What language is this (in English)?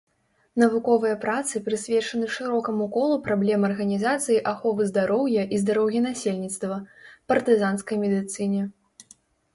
Belarusian